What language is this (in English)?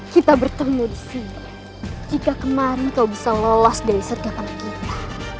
Indonesian